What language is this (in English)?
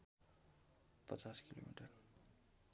Nepali